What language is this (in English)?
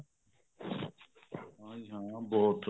Punjabi